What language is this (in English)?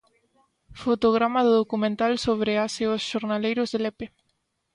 Galician